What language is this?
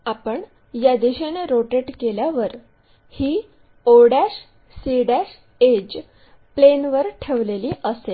Marathi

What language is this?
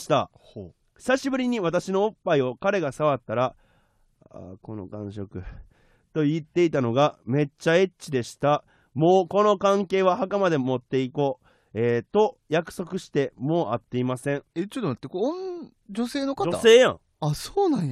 Japanese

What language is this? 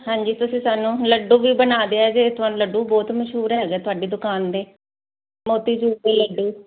Punjabi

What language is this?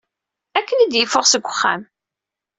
Kabyle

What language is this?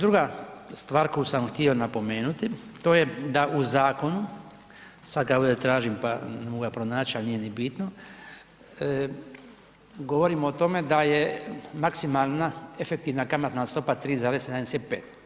Croatian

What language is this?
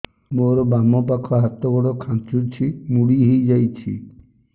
Odia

